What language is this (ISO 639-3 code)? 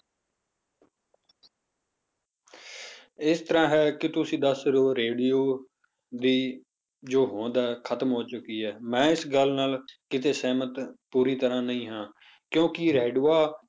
pan